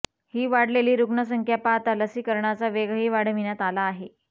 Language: Marathi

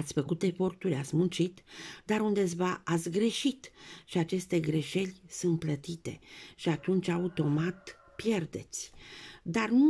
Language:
Romanian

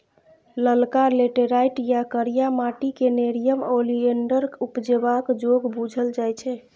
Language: Maithili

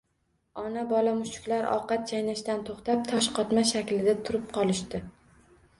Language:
Uzbek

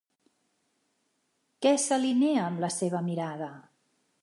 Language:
Catalan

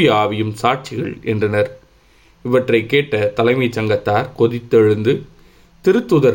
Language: Tamil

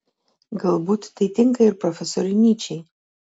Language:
Lithuanian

